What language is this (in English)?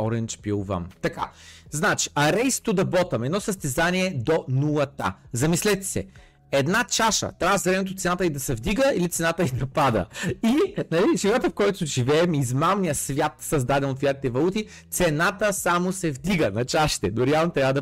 Bulgarian